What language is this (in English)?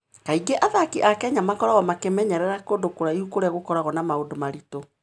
Kikuyu